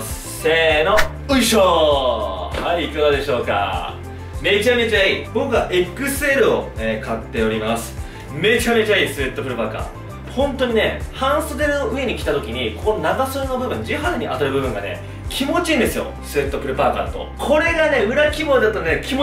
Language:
Japanese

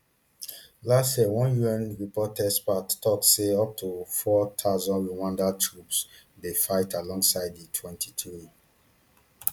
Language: Nigerian Pidgin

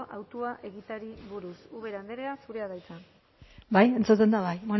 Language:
Basque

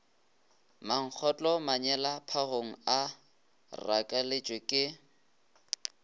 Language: Northern Sotho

